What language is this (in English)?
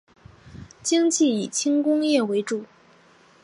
Chinese